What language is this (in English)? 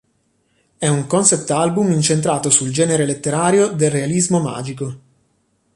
Italian